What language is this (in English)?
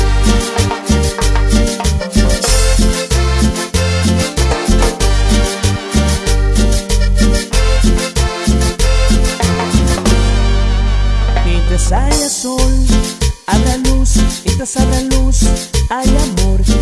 Spanish